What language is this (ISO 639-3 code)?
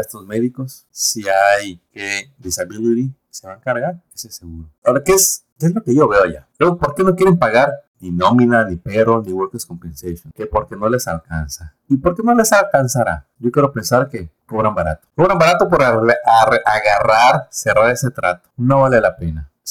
spa